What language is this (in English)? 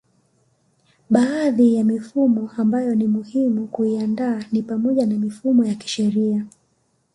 Swahili